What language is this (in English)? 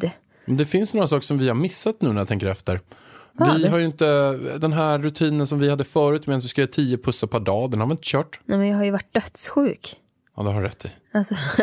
Swedish